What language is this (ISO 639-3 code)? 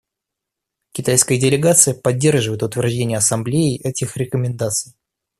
rus